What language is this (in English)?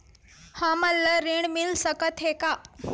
Chhattisgarhi